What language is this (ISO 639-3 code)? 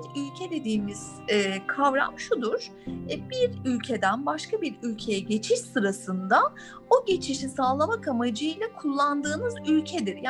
tur